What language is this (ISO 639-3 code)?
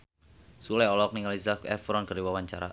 sun